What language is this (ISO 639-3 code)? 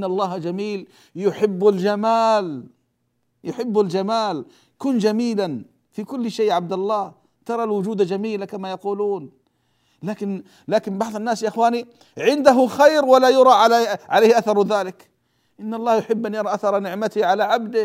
ara